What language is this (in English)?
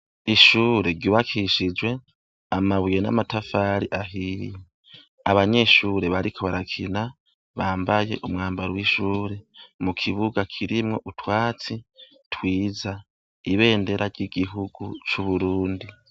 Rundi